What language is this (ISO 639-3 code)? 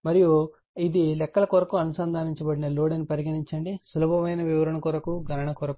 tel